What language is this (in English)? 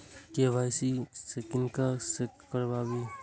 Maithili